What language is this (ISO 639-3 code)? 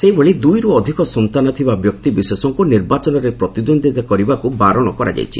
ori